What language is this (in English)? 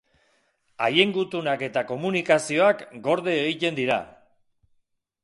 Basque